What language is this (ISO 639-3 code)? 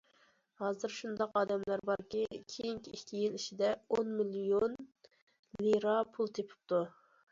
uig